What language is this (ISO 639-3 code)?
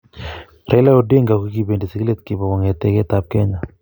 kln